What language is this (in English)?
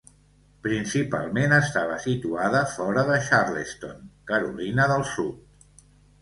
Catalan